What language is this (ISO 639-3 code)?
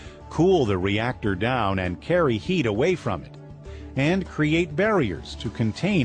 eng